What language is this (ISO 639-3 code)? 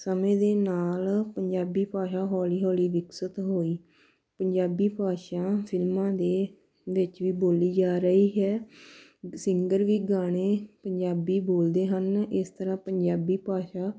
pan